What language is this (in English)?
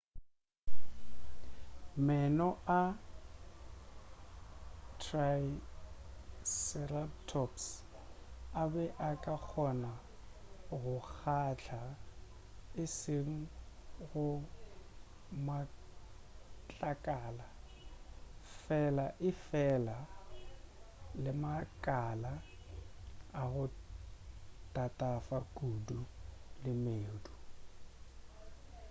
Northern Sotho